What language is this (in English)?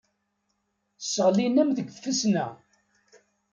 Kabyle